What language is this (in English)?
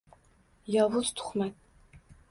Uzbek